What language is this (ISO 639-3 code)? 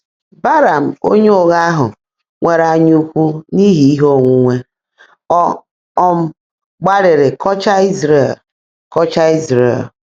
ibo